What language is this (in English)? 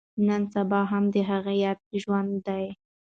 Pashto